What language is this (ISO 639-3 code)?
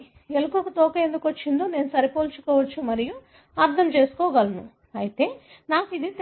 tel